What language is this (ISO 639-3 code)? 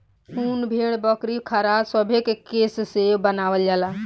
bho